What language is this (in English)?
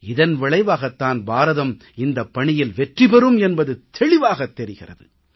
Tamil